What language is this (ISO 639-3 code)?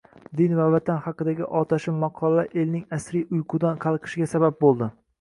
uzb